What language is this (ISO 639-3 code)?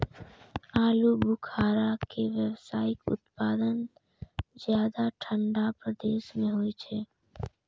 mai